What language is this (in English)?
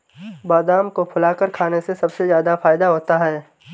Hindi